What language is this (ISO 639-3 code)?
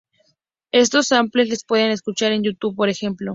spa